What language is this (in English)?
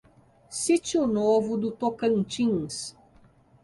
Portuguese